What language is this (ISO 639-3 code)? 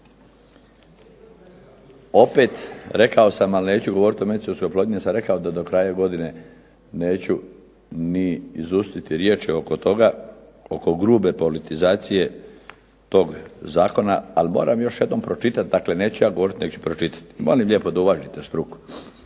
hrv